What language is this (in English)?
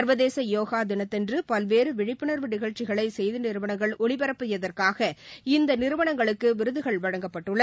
Tamil